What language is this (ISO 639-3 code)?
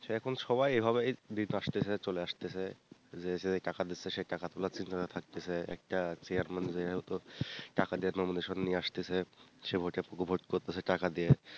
ben